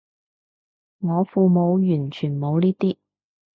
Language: Cantonese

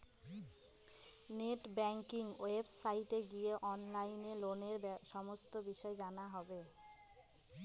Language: Bangla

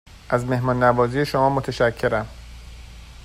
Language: Persian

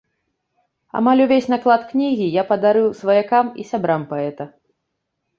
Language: Belarusian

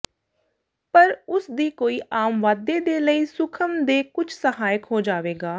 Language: Punjabi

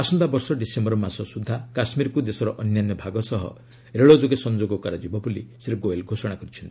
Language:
Odia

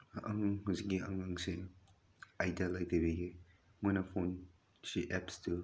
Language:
Manipuri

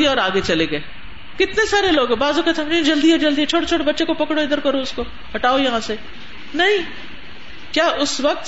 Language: Urdu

